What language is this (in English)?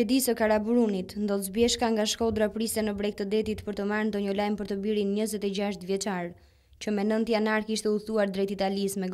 Romanian